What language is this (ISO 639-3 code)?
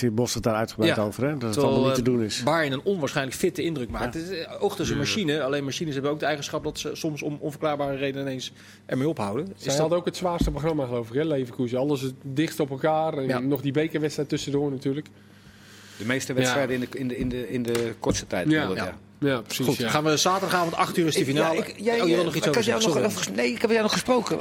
nld